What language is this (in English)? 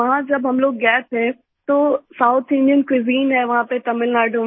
Hindi